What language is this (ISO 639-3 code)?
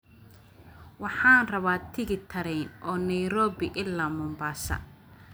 som